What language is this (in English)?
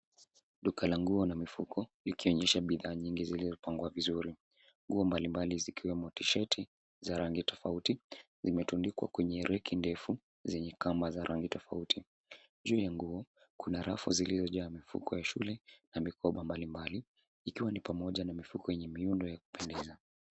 Swahili